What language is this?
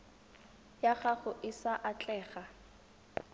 Tswana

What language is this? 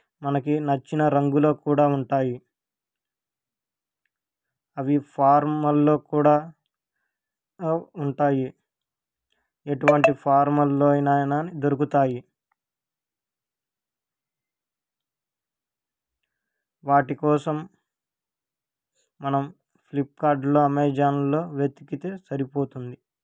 Telugu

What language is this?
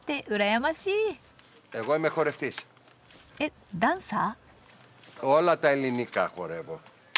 Japanese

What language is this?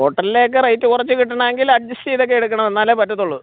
Malayalam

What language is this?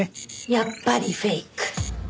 Japanese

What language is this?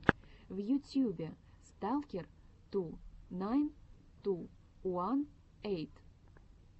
Russian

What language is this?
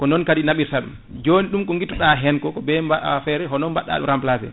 Fula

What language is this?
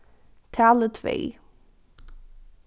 Faroese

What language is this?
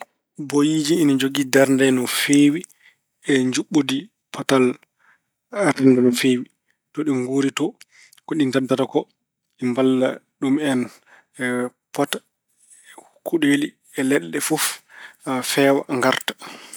Fula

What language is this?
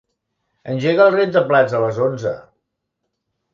Catalan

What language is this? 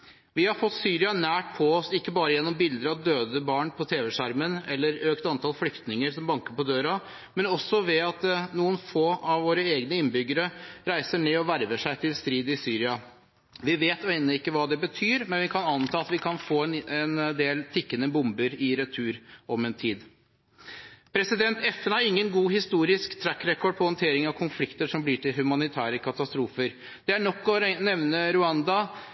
Norwegian Bokmål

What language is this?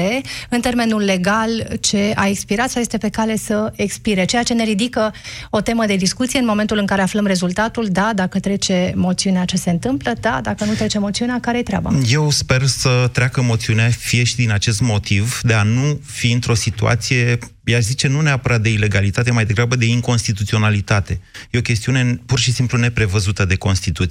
Romanian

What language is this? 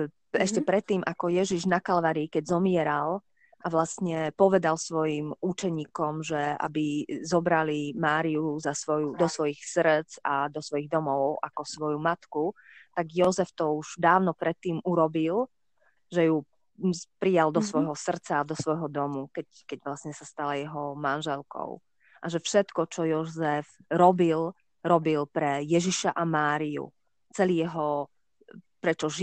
Slovak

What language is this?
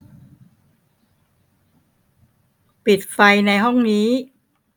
Thai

